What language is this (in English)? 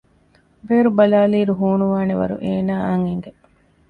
Divehi